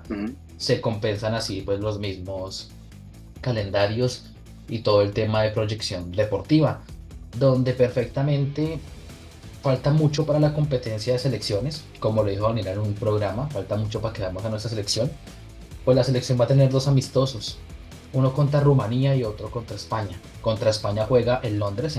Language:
Spanish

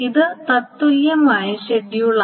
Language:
Malayalam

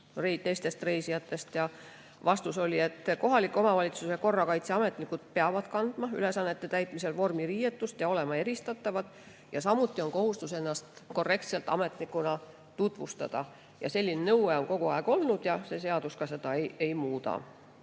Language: Estonian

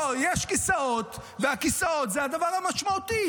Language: Hebrew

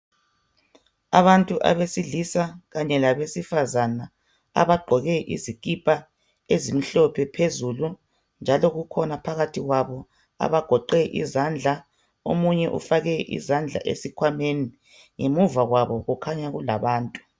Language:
North Ndebele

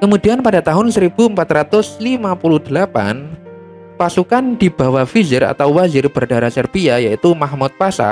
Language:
Indonesian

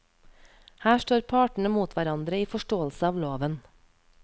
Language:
Norwegian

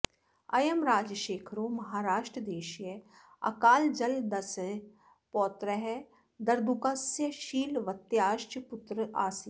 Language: Sanskrit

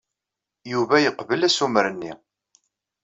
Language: Kabyle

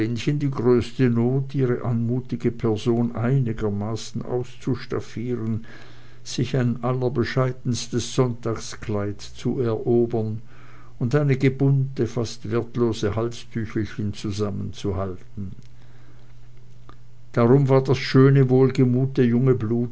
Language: German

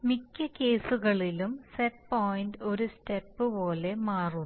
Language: Malayalam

